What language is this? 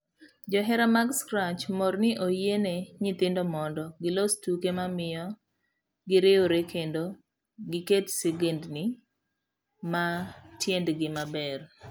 Luo (Kenya and Tanzania)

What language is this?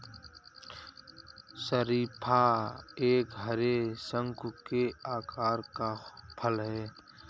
Hindi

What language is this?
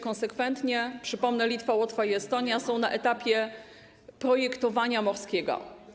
Polish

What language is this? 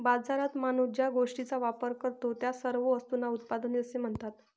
Marathi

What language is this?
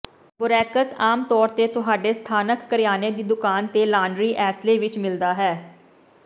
Punjabi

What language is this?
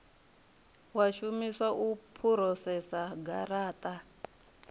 Venda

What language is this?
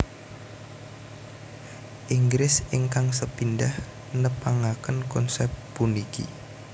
Javanese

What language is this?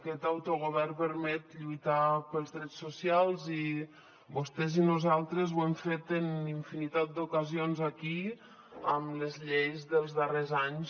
Catalan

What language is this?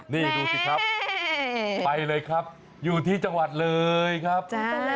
Thai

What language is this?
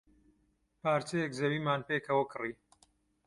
Central Kurdish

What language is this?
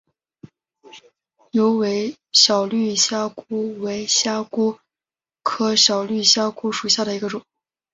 Chinese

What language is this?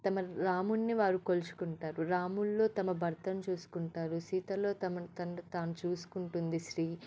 Telugu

